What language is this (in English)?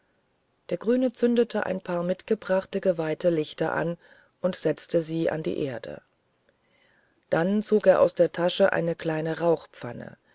German